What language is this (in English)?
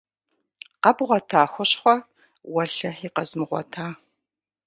Kabardian